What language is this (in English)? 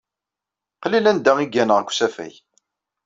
Kabyle